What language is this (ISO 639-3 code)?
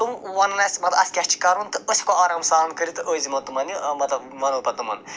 kas